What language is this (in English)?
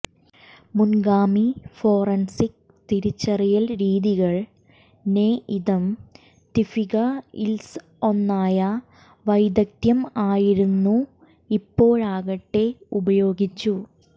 Malayalam